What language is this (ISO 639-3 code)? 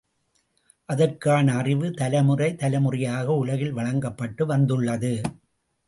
tam